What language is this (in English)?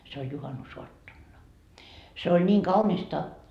Finnish